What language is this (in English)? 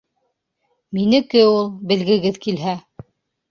Bashkir